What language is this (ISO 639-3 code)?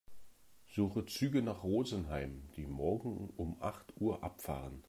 deu